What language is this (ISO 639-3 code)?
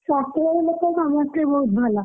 ori